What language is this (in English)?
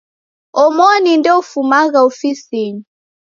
Taita